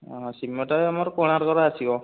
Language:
Odia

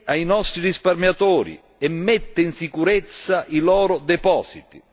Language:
Italian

